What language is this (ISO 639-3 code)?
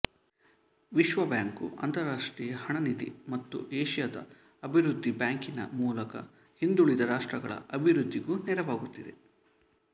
kan